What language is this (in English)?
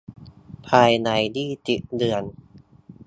Thai